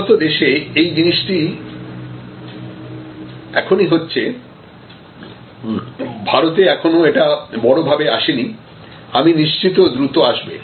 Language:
Bangla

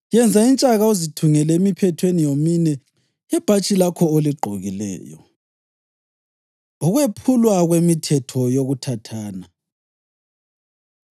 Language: North Ndebele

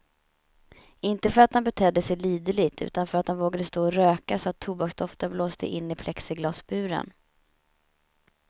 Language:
Swedish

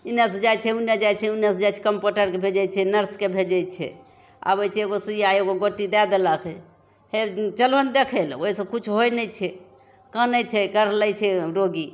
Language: Maithili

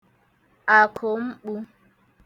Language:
Igbo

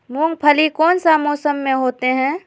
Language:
Magahi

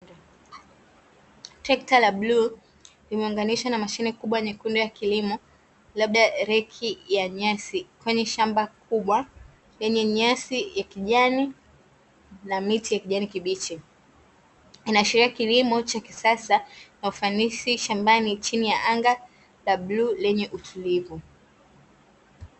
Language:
Swahili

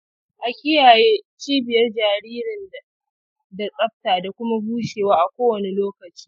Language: Hausa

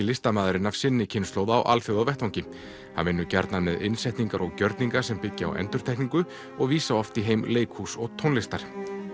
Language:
Icelandic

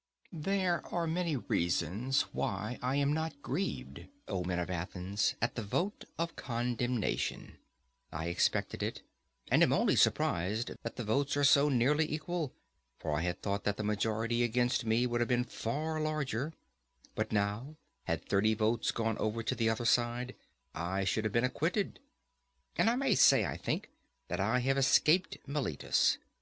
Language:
English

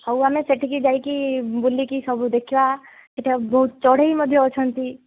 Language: Odia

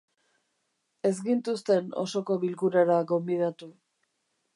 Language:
Basque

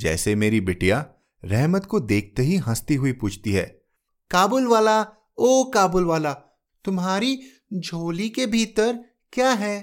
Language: Hindi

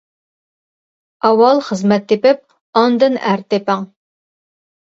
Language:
Uyghur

